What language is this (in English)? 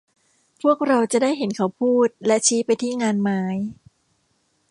Thai